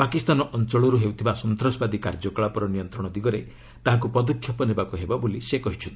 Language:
Odia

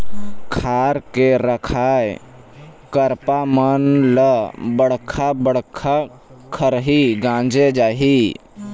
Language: Chhattisgarhi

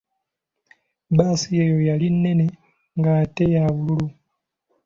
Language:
Ganda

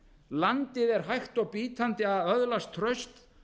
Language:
Icelandic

